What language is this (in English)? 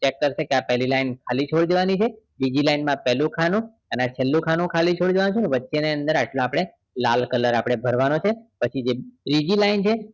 Gujarati